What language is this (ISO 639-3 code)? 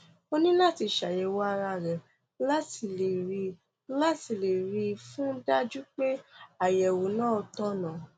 yor